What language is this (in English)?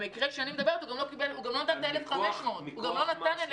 Hebrew